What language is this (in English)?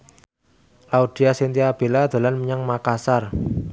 Javanese